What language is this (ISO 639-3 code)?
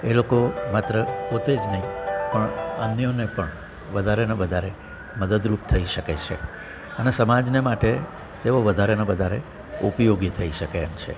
guj